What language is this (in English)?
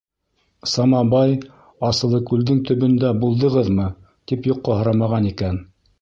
Bashkir